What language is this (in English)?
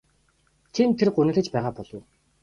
Mongolian